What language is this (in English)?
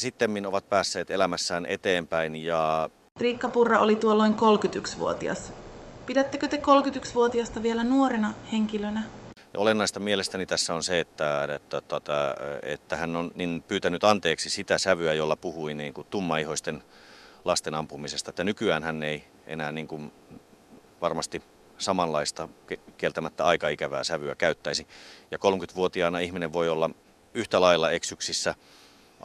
Finnish